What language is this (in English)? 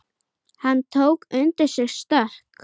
Icelandic